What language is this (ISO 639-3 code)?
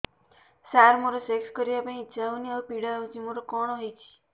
ori